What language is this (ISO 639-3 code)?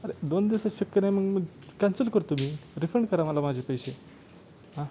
mar